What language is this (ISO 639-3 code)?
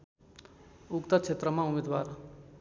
nep